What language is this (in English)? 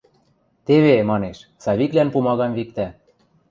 Western Mari